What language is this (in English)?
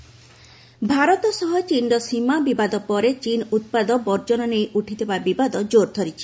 Odia